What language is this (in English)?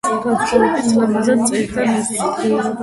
Georgian